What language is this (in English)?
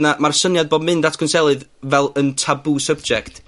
Welsh